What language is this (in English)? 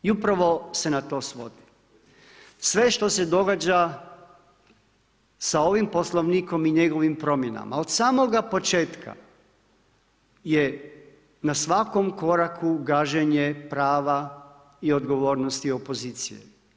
Croatian